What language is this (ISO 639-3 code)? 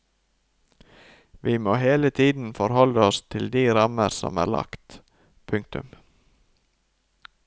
nor